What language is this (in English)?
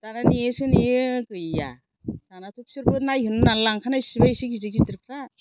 Bodo